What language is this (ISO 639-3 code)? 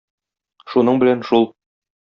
tat